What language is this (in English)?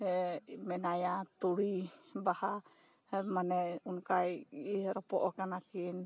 Santali